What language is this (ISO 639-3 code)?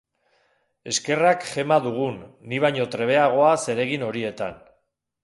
eus